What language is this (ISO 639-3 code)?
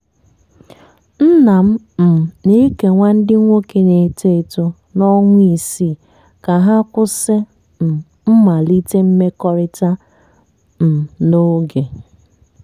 ibo